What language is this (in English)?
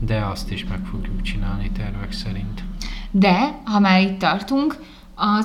Hungarian